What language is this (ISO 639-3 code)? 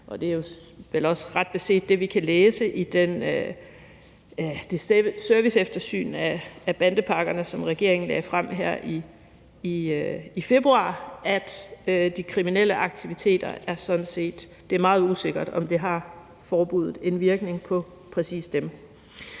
dan